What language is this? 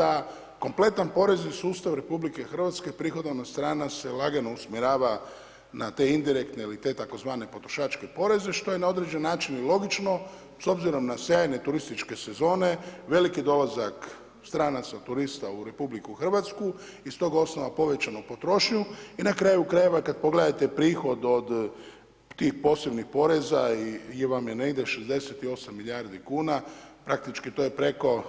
Croatian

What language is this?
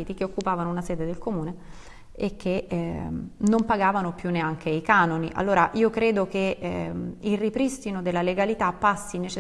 Italian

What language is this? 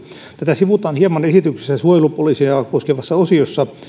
Finnish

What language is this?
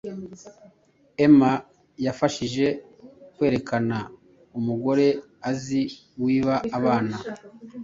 Kinyarwanda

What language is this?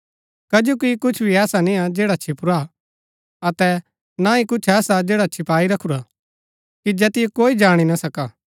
Gaddi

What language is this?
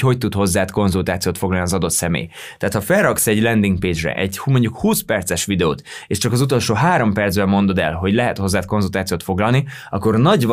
Hungarian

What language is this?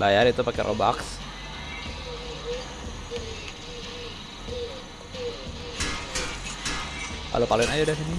Indonesian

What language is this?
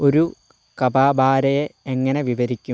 Malayalam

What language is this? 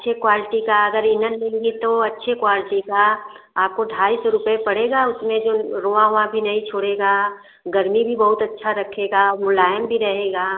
Hindi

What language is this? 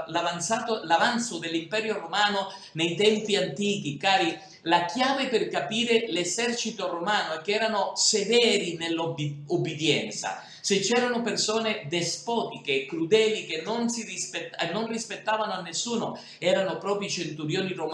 Italian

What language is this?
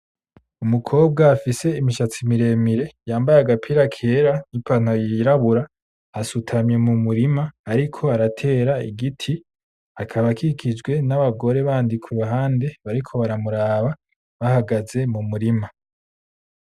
Rundi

